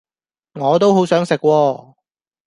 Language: Cantonese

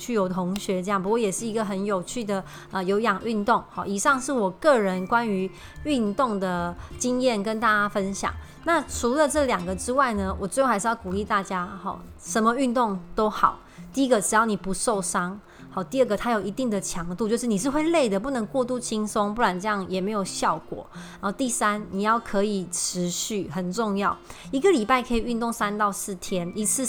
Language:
Chinese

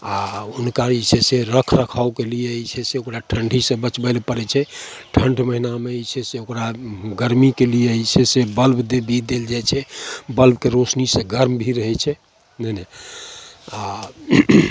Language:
Maithili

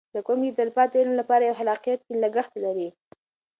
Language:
Pashto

